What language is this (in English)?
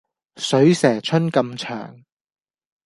Cantonese